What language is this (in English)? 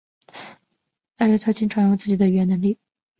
Chinese